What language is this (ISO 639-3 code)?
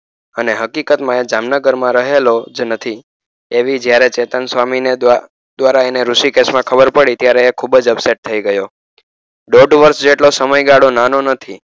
guj